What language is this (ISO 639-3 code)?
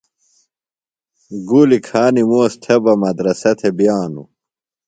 phl